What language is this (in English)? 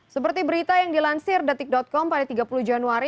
Indonesian